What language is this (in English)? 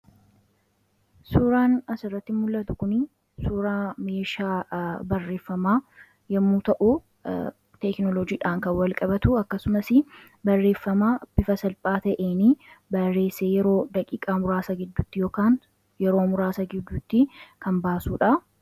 Oromo